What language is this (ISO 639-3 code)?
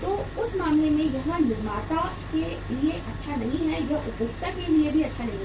hin